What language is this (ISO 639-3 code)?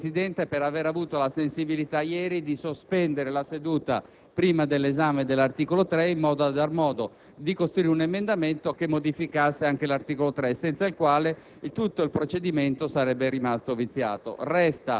ita